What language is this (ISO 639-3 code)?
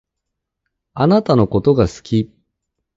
jpn